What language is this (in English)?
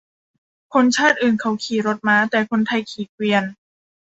Thai